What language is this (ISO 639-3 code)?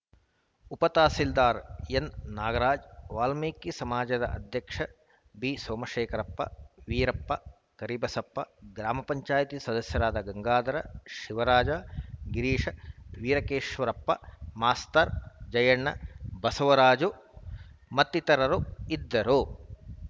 kan